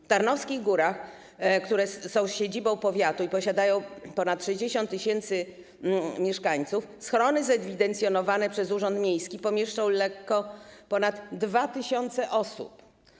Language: Polish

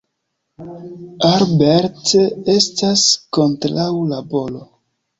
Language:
Esperanto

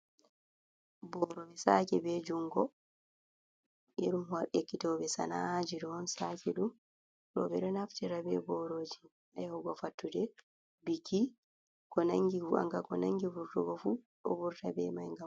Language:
Fula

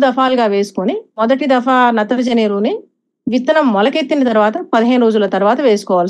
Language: Telugu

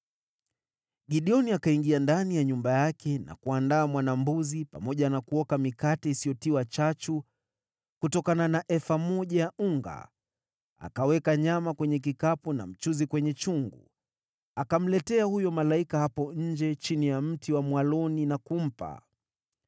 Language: Swahili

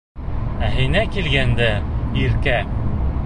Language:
Bashkir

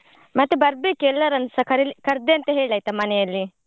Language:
Kannada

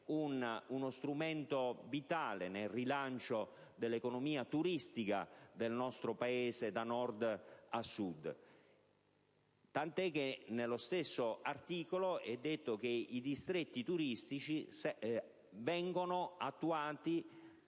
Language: Italian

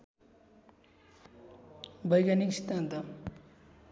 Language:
Nepali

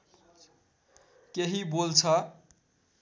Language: Nepali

